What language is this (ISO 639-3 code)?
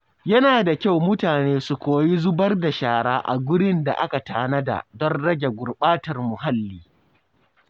hau